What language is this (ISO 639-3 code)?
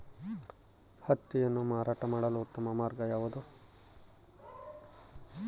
kan